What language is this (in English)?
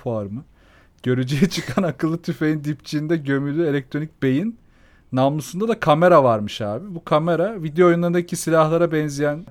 Turkish